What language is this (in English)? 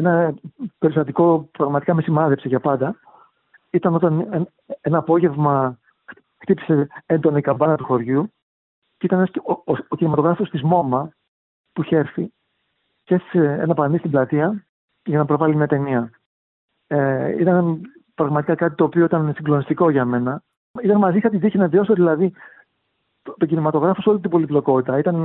Greek